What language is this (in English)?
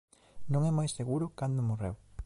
Galician